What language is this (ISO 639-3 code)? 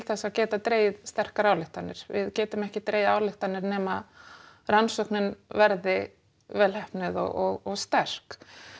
isl